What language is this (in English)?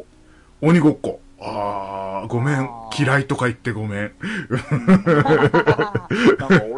Japanese